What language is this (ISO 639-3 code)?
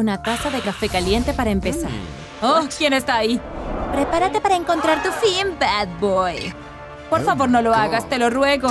spa